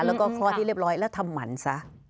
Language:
Thai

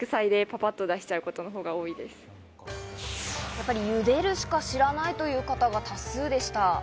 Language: Japanese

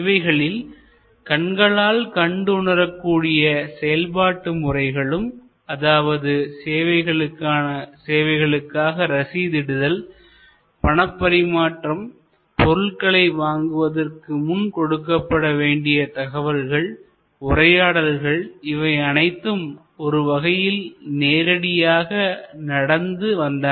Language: Tamil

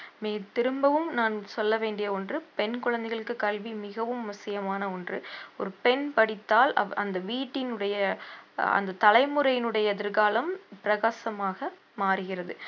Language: Tamil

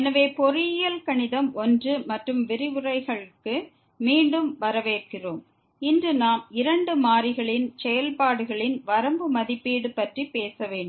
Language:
Tamil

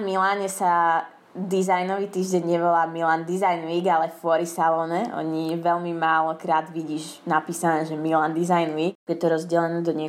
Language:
Slovak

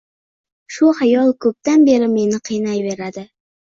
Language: Uzbek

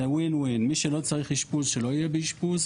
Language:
Hebrew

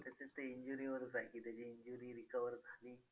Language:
Marathi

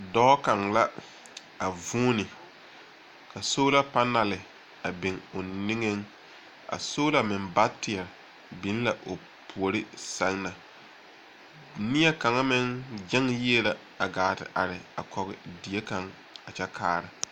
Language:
Southern Dagaare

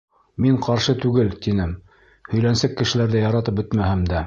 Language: Bashkir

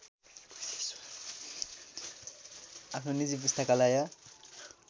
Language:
Nepali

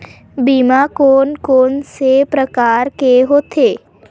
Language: Chhattisgarhi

